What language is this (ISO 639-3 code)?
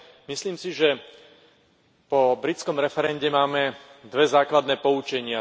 slk